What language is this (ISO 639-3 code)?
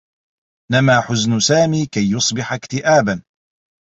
ara